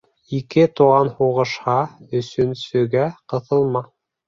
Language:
Bashkir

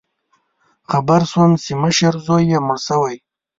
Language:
Pashto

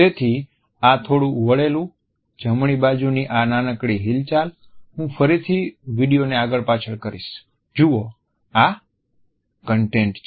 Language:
Gujarati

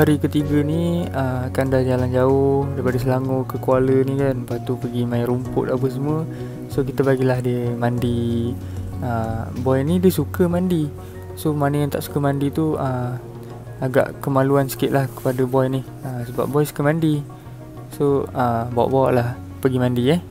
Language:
Malay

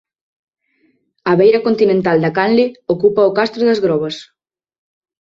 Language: Galician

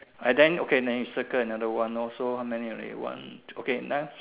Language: English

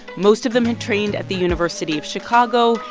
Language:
English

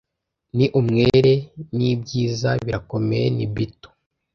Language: Kinyarwanda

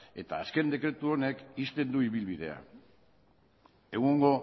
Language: Basque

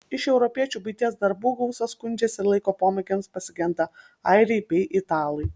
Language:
Lithuanian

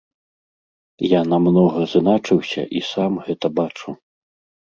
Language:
Belarusian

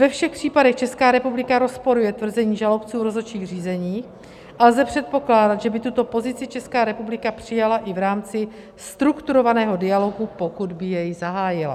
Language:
Czech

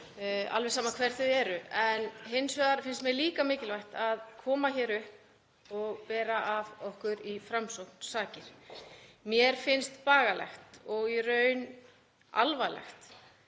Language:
Icelandic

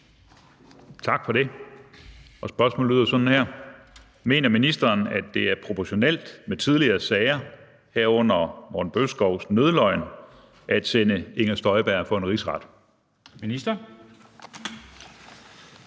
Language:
Danish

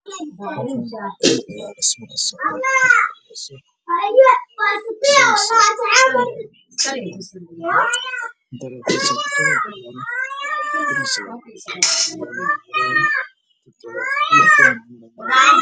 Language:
Somali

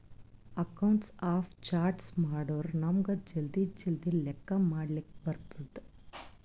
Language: Kannada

